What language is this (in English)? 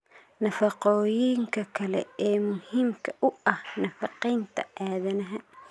Somali